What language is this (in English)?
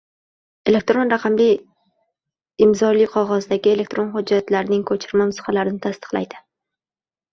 Uzbek